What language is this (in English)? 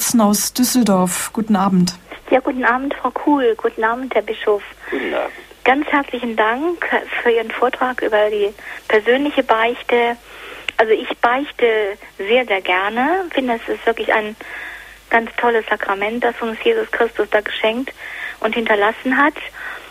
German